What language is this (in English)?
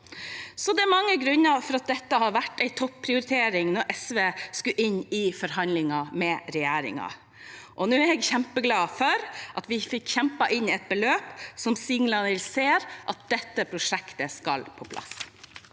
Norwegian